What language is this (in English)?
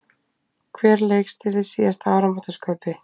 Icelandic